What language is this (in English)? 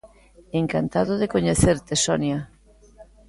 Galician